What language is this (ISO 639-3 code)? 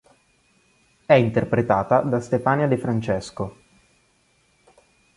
ita